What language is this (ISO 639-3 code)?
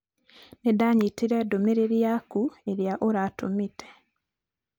kik